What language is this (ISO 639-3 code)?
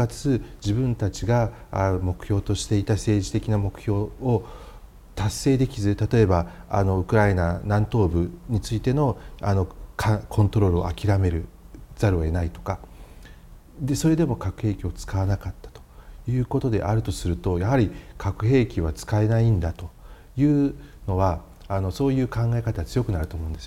jpn